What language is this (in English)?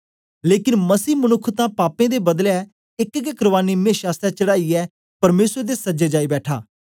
Dogri